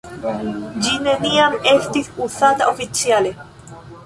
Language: Esperanto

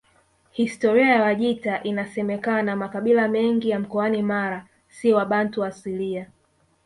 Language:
Swahili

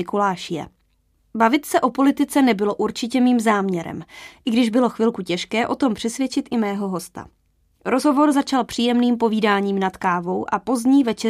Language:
Czech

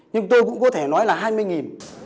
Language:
Vietnamese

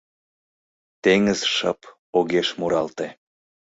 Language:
Mari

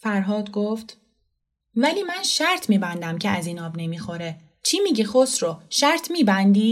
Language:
Persian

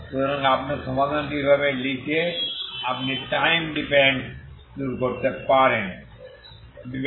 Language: Bangla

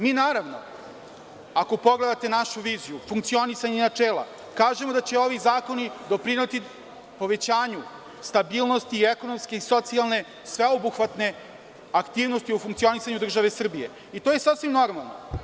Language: Serbian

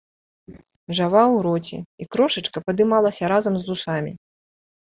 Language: Belarusian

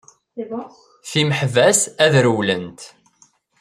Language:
Kabyle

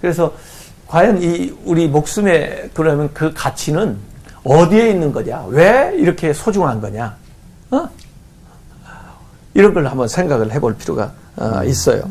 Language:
Korean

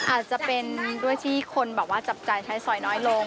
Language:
Thai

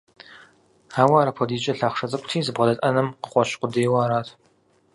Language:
Kabardian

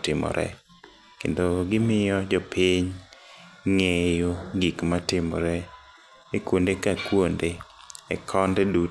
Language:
Luo (Kenya and Tanzania)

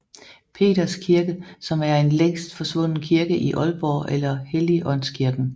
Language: Danish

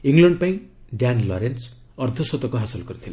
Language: Odia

